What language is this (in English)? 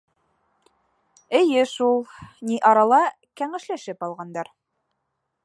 Bashkir